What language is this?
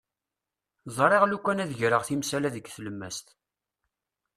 Kabyle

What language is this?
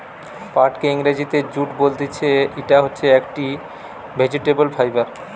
Bangla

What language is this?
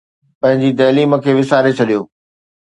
Sindhi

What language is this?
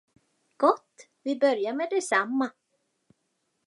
Swedish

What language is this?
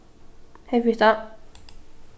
Faroese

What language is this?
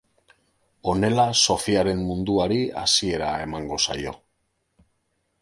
Basque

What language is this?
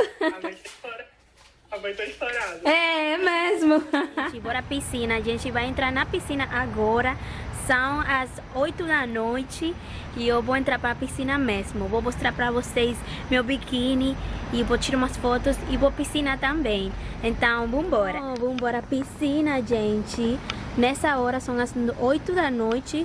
Portuguese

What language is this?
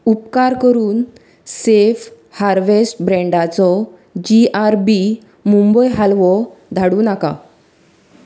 Konkani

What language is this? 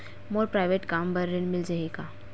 Chhattisgarhi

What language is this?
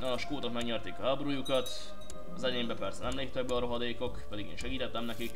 Hungarian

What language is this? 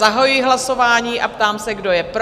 Czech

